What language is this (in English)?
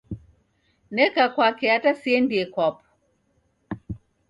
Taita